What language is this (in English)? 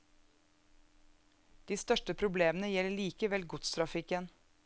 Norwegian